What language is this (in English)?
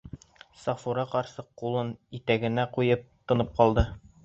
Bashkir